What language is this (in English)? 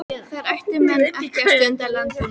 Icelandic